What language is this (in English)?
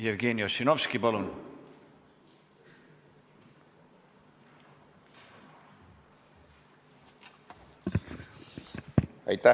Estonian